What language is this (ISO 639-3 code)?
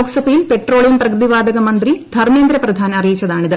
mal